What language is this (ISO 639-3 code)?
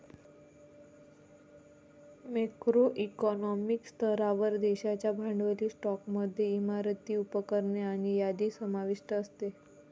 mar